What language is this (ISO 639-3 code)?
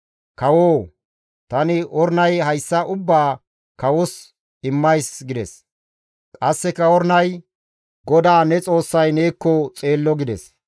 gmv